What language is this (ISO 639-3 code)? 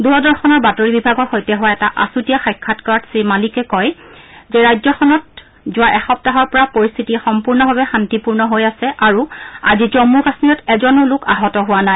asm